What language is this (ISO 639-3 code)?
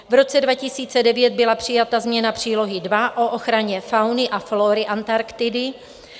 ces